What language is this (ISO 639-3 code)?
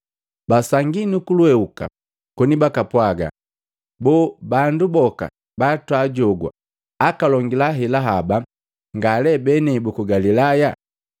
mgv